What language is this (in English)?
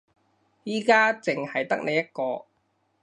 Cantonese